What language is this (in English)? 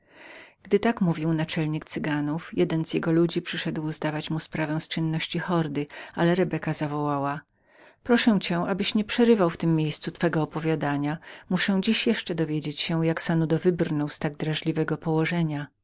Polish